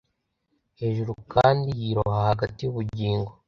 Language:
Kinyarwanda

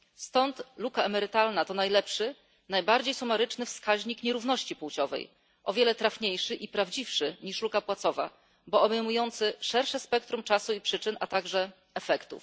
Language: Polish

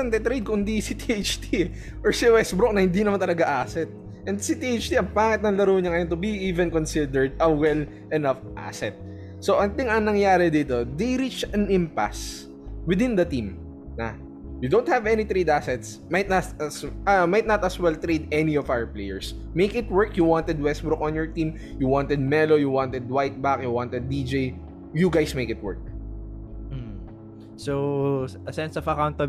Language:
Filipino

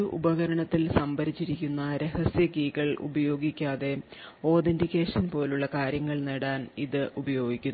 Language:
Malayalam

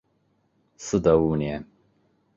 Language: Chinese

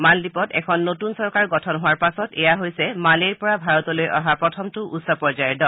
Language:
Assamese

